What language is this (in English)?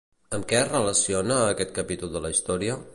Catalan